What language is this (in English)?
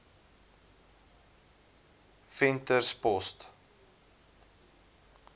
Afrikaans